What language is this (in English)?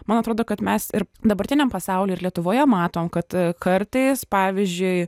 Lithuanian